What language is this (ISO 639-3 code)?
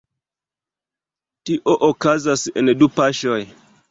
epo